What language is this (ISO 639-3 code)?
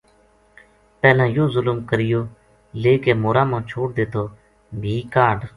gju